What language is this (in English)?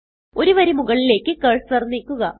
Malayalam